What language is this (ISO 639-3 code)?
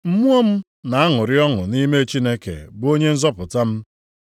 ibo